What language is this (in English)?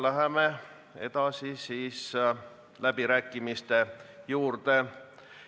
Estonian